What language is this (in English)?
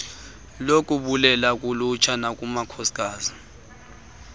Xhosa